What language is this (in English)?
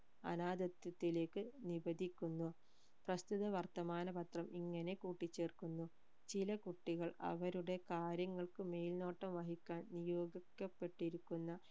Malayalam